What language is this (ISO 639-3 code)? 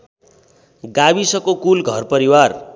nep